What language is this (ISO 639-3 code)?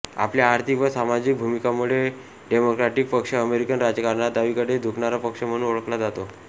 mar